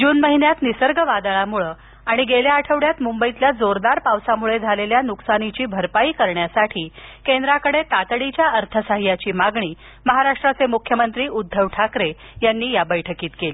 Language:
Marathi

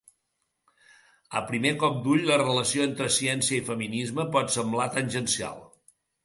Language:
Catalan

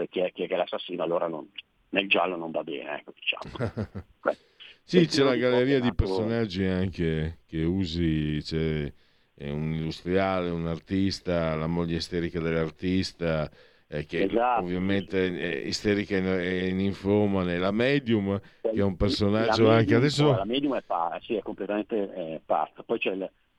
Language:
Italian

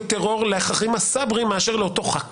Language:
Hebrew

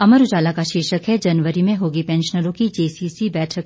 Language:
Hindi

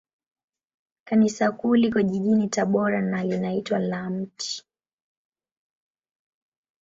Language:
Swahili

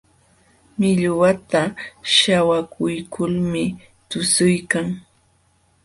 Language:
Jauja Wanca Quechua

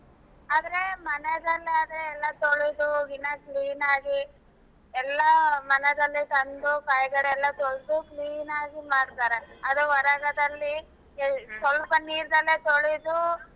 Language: Kannada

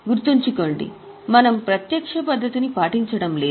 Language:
Telugu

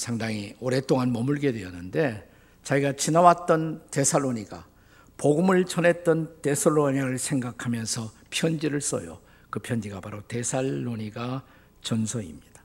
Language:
Korean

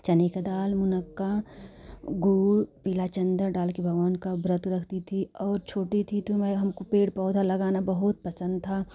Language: Hindi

